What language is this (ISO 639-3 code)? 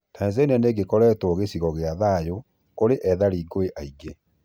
kik